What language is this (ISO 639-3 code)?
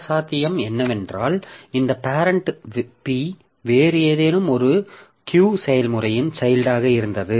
tam